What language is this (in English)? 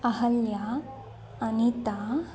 Sanskrit